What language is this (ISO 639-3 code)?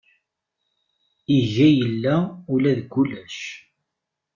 kab